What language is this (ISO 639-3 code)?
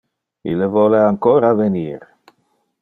ina